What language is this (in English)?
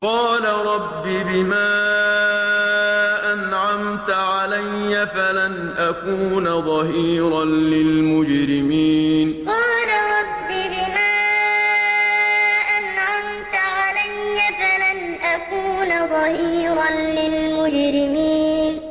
Arabic